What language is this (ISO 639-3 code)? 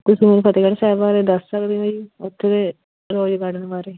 pan